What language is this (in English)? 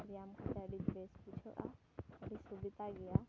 Santali